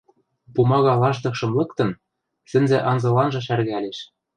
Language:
Western Mari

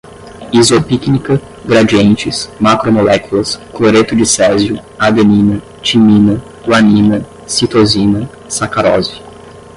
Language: Portuguese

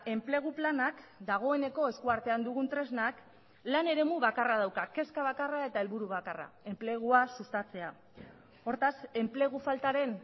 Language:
Basque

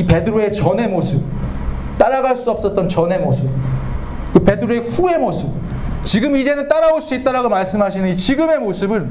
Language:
Korean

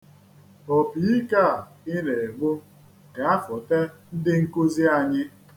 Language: Igbo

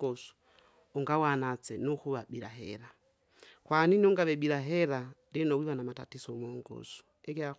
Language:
Kinga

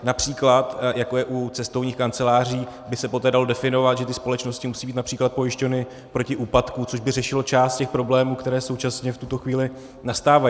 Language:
Czech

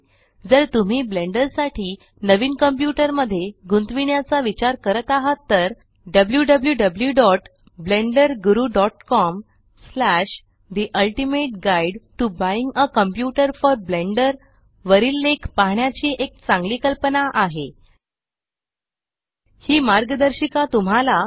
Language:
Marathi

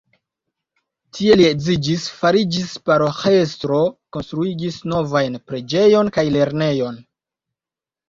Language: Esperanto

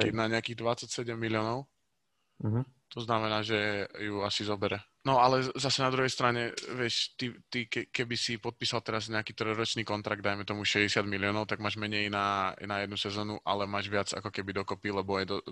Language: Slovak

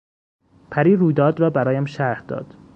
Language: Persian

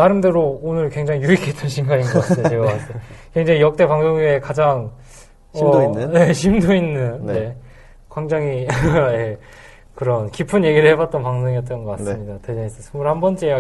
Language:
Korean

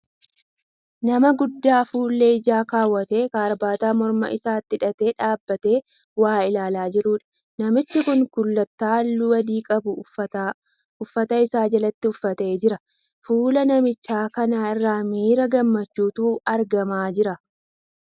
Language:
Oromo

